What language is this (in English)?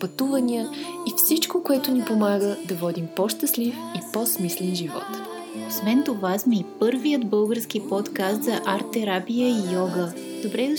Bulgarian